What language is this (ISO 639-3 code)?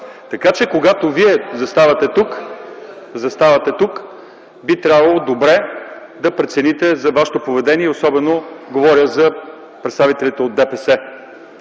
bul